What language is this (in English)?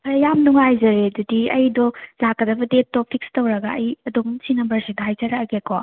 Manipuri